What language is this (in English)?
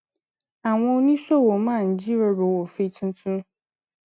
Yoruba